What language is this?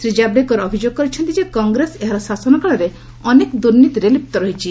Odia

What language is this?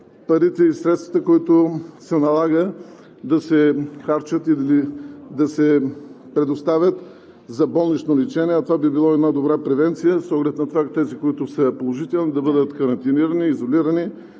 Bulgarian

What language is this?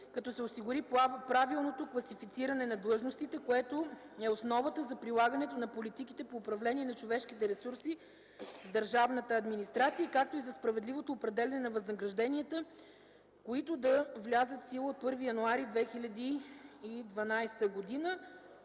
Bulgarian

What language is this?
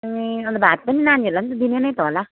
Nepali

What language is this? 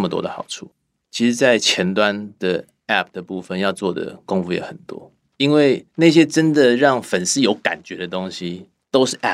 Chinese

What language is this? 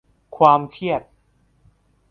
Thai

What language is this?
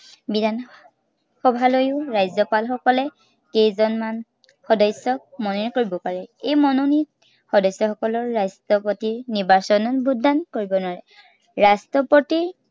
Assamese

